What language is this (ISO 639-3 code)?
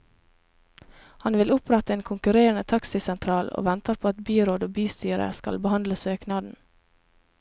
nor